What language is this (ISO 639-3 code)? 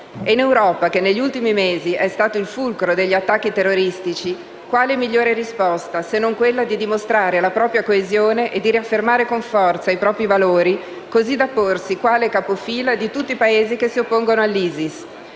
ita